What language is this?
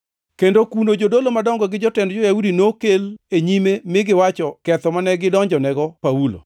Luo (Kenya and Tanzania)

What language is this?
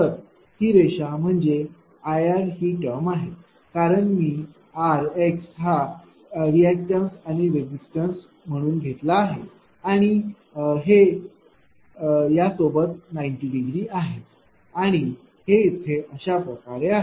Marathi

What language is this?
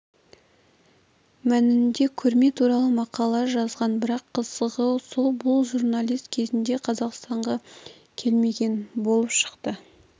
Kazakh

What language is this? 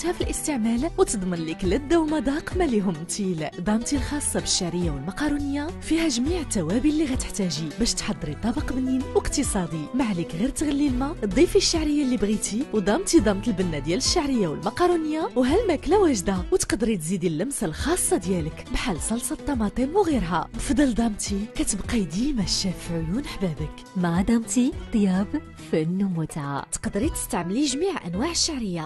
Arabic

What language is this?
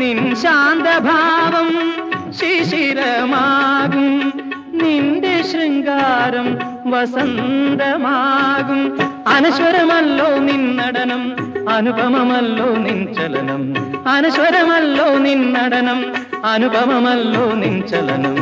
Malayalam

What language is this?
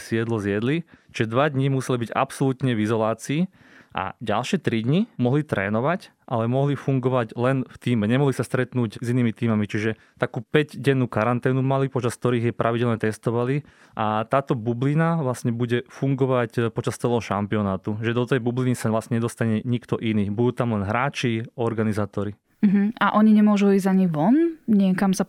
Slovak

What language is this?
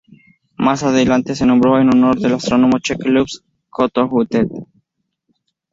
Spanish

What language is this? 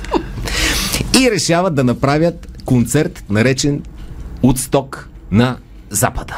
Bulgarian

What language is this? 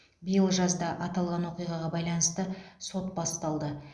Kazakh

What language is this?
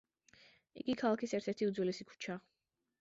Georgian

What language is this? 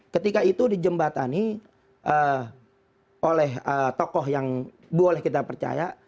Indonesian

